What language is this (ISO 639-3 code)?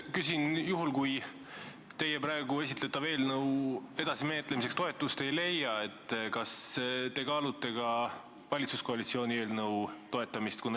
est